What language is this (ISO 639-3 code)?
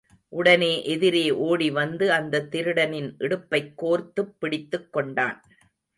tam